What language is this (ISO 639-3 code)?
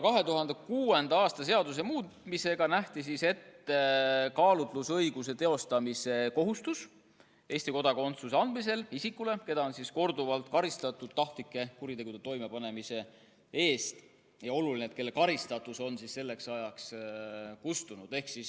est